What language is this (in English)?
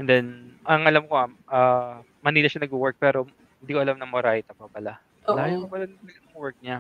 Filipino